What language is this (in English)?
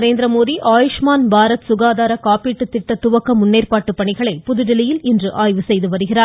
Tamil